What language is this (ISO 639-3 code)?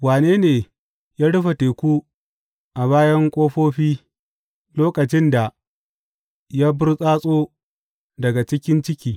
hau